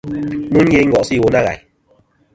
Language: Kom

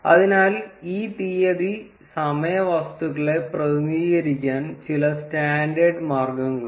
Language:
Malayalam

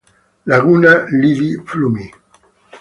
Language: Italian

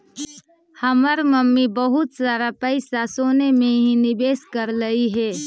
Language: Magahi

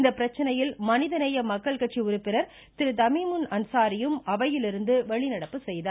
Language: Tamil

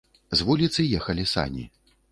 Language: Belarusian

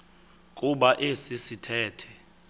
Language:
Xhosa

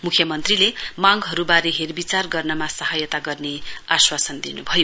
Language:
Nepali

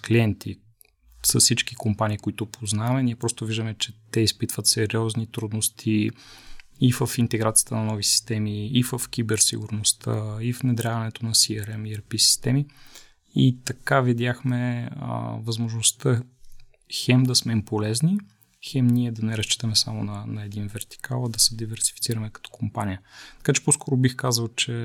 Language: Bulgarian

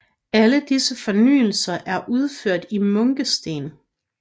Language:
Danish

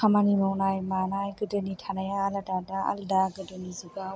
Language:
Bodo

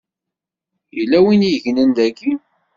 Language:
Kabyle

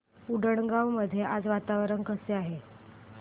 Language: Marathi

